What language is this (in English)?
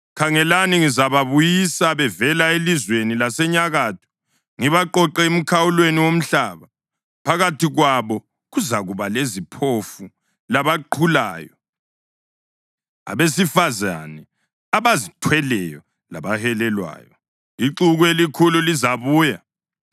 North Ndebele